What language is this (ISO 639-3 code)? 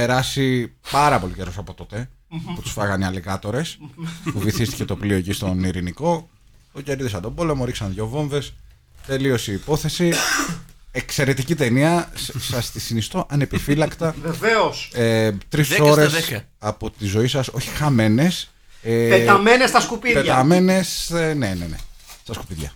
ell